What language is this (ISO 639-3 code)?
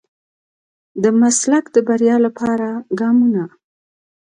pus